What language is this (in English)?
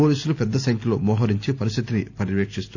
Telugu